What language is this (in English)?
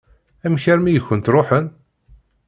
Kabyle